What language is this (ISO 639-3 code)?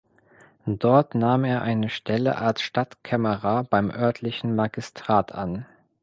deu